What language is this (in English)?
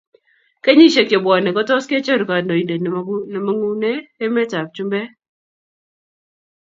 Kalenjin